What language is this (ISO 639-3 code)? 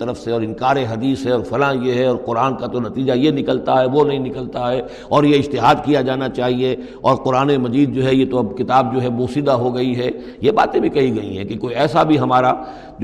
urd